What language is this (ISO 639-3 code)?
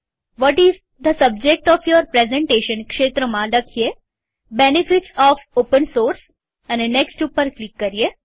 guj